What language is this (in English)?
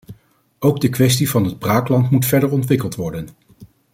Dutch